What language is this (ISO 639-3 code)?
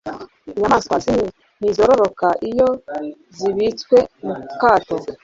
kin